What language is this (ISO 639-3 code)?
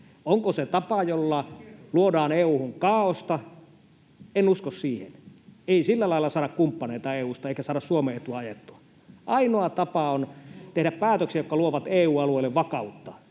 fin